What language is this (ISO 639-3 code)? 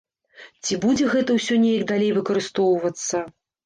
bel